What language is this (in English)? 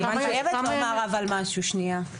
Hebrew